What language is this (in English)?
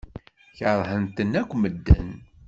Kabyle